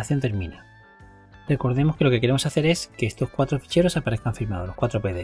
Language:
Spanish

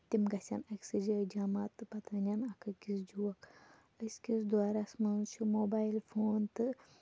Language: Kashmiri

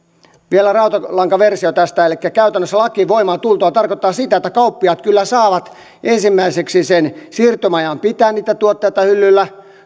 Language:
Finnish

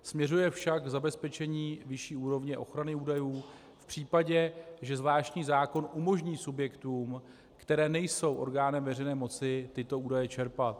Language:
Czech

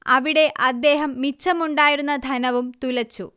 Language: Malayalam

